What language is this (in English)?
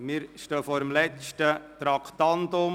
Swiss German